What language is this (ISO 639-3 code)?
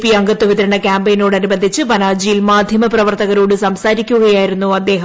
mal